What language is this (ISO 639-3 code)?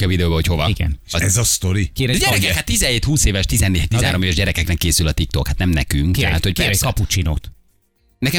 hun